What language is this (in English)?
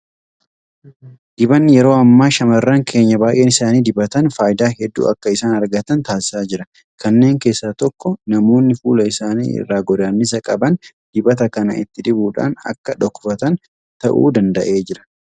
Oromo